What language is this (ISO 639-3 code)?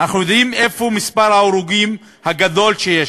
heb